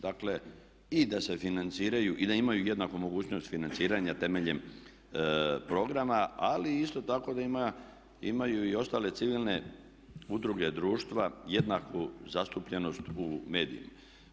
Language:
Croatian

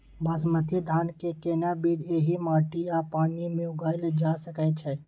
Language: Maithili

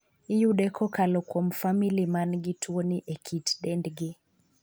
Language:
Luo (Kenya and Tanzania)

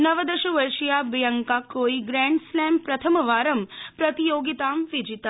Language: Sanskrit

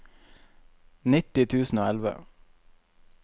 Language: Norwegian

